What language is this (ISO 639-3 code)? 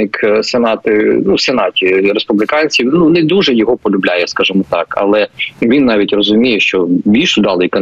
ukr